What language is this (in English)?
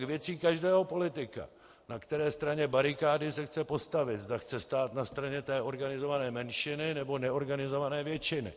Czech